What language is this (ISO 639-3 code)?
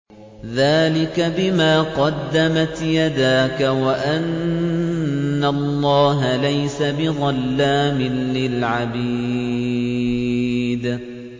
ara